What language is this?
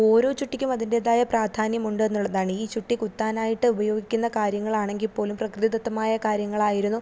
Malayalam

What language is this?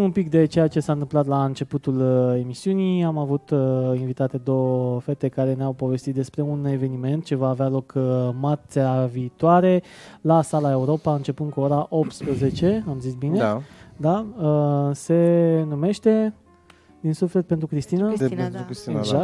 Romanian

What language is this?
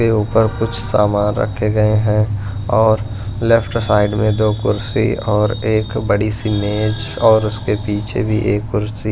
Hindi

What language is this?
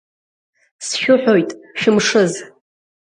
Abkhazian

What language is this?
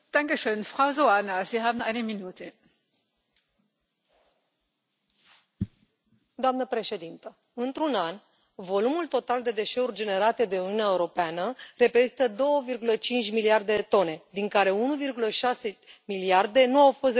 Romanian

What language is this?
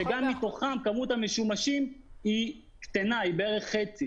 Hebrew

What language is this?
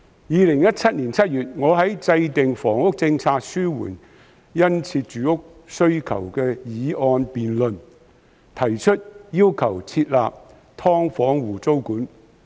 Cantonese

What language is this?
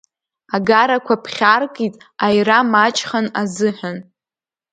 Abkhazian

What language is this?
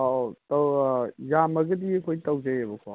Manipuri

